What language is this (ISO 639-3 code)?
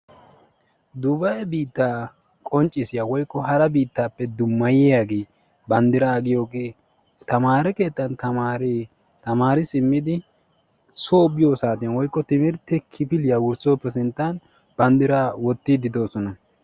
wal